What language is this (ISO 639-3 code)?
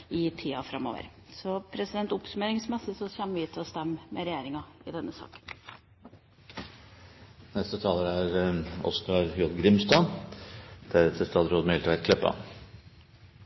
nor